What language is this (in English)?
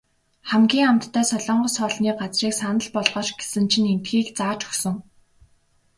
Mongolian